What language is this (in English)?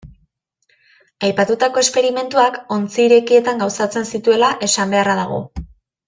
Basque